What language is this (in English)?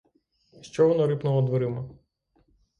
Ukrainian